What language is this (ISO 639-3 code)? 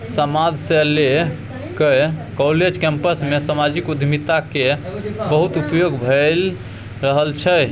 mai